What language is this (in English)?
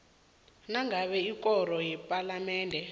South Ndebele